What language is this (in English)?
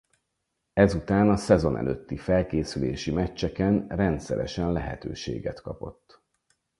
Hungarian